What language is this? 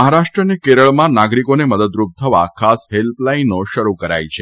Gujarati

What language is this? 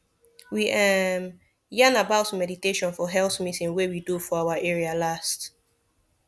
Nigerian Pidgin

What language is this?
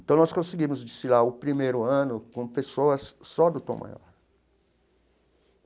Portuguese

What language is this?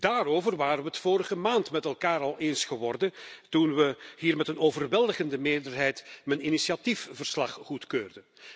Dutch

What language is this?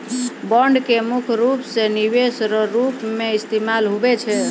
Maithili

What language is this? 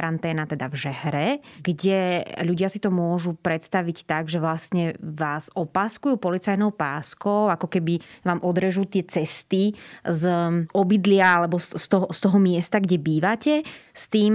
Slovak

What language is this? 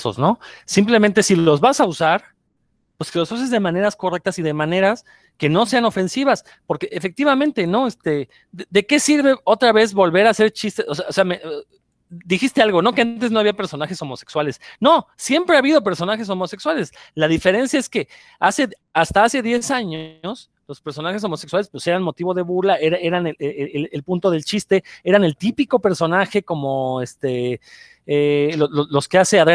Spanish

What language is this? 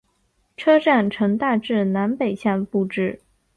Chinese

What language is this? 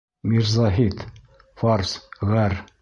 Bashkir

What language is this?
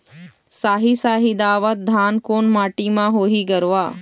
Chhattisgarhi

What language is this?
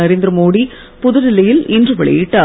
Tamil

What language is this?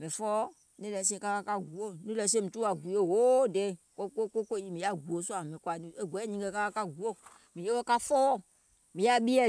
Gola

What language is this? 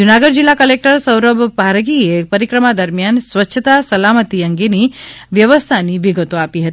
Gujarati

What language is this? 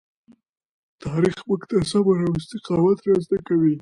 Pashto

